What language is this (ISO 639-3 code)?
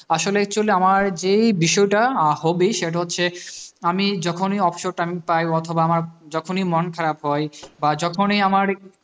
ben